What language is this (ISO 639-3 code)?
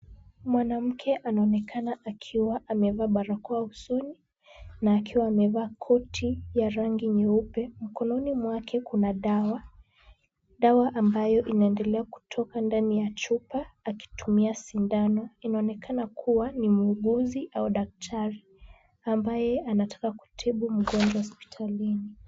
swa